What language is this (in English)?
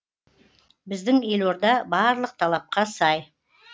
Kazakh